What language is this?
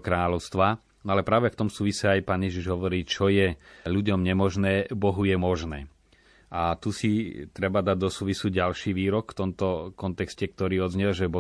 Slovak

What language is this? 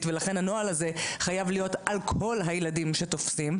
Hebrew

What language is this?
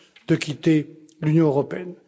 French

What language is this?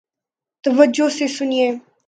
Urdu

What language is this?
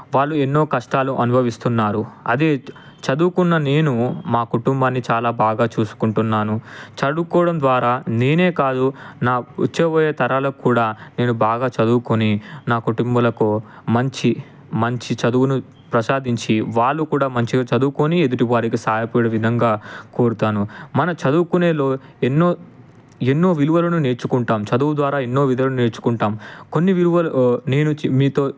Telugu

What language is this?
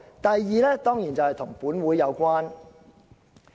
Cantonese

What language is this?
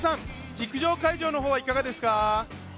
Japanese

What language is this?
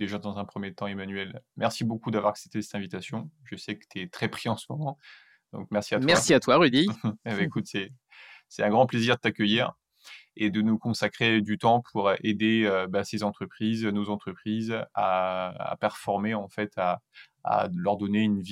French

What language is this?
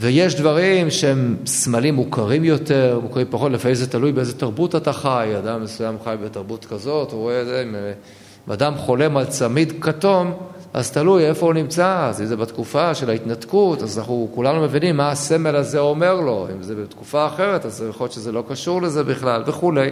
Hebrew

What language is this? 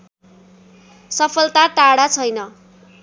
Nepali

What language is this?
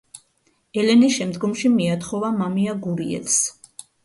Georgian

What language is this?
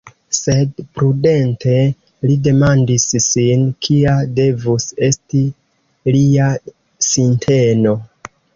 Esperanto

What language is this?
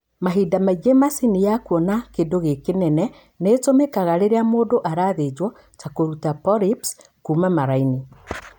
Kikuyu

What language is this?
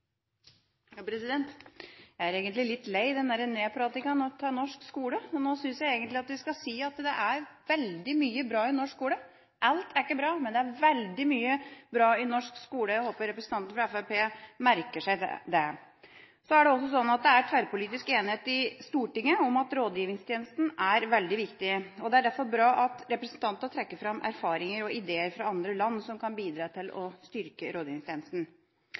Norwegian Bokmål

